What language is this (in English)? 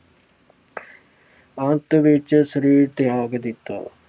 Punjabi